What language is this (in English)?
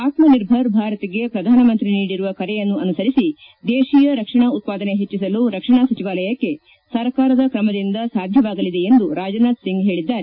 Kannada